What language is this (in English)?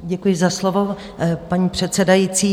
Czech